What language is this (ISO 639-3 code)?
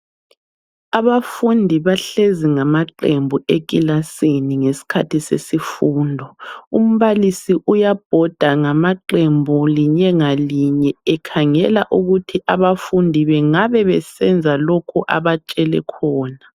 nde